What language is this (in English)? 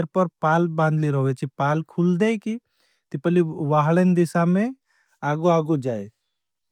Bhili